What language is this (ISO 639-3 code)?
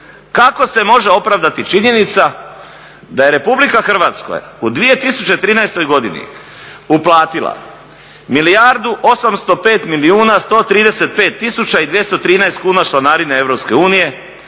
hrv